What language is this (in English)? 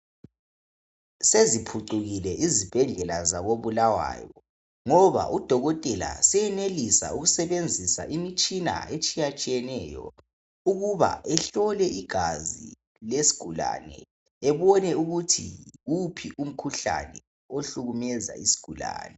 North Ndebele